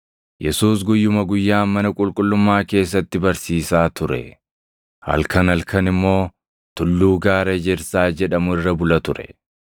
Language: Oromo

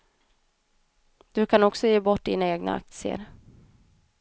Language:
Swedish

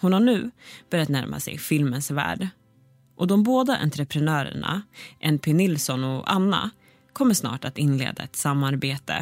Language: Swedish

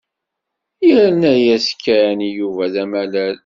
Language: Kabyle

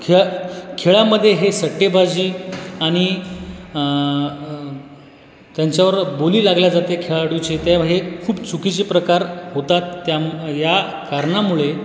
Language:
Marathi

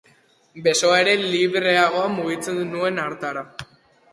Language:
Basque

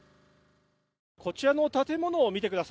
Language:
Japanese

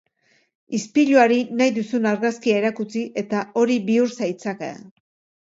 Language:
Basque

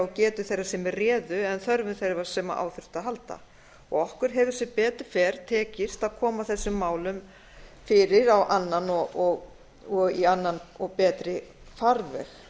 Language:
Icelandic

